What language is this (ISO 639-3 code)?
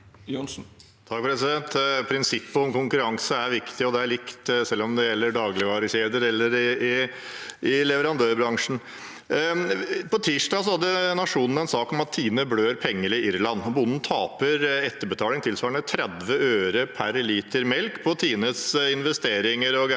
nor